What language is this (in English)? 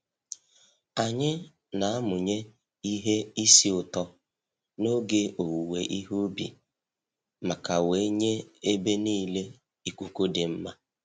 Igbo